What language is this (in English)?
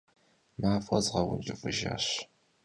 Kabardian